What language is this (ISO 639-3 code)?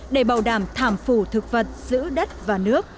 vie